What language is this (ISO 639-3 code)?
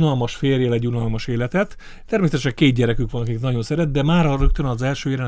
hun